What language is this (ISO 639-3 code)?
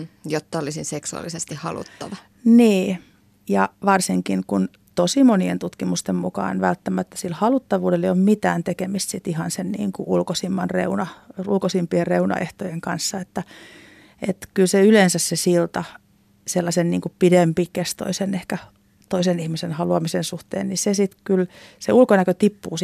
fin